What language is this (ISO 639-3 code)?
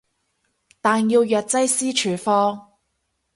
yue